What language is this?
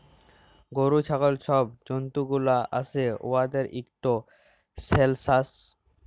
Bangla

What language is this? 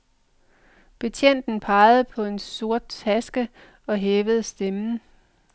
Danish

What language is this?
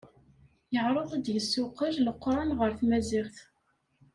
Kabyle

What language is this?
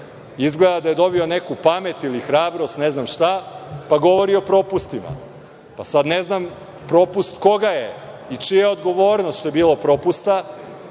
Serbian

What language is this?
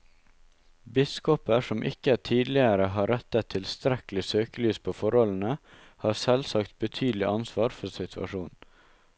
Norwegian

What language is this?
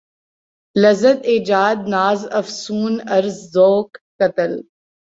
Urdu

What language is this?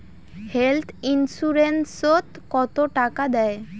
Bangla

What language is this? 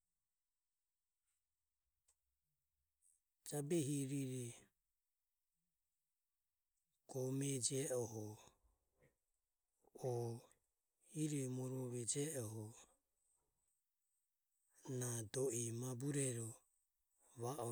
Ömie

